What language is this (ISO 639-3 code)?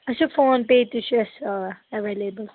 kas